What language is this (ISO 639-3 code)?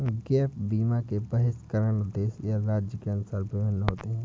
hin